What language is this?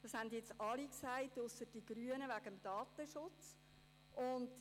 Swiss German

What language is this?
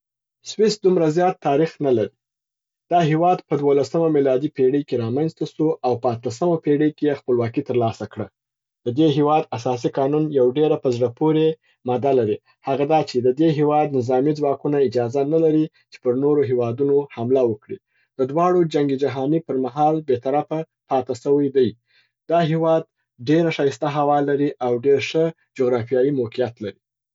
Southern Pashto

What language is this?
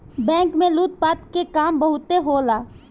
Bhojpuri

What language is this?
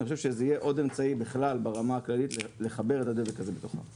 Hebrew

